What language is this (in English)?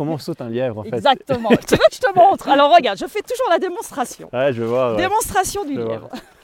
French